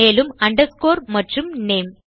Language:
Tamil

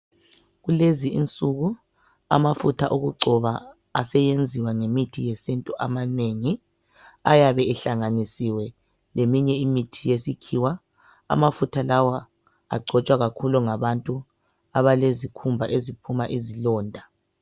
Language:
North Ndebele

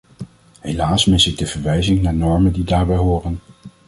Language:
Dutch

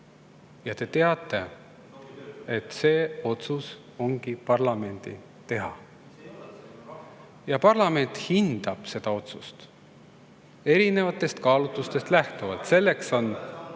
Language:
Estonian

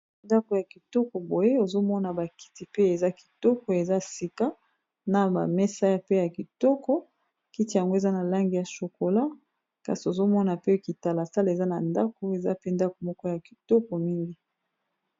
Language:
Lingala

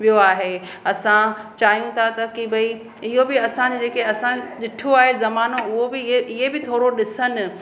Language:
Sindhi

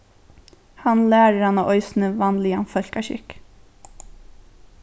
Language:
Faroese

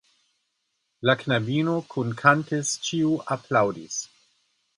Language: Esperanto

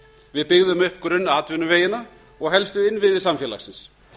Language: Icelandic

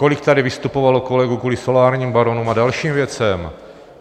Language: Czech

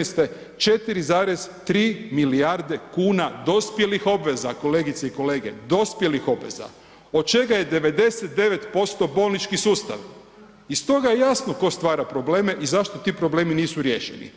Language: Croatian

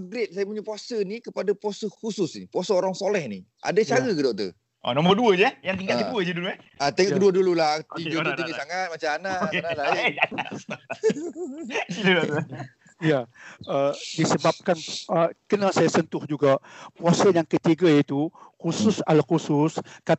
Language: Malay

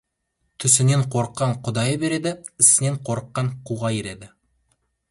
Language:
Kazakh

